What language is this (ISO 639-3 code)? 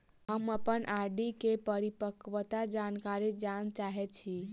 mai